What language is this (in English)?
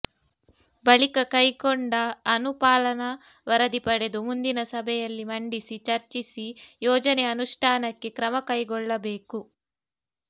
Kannada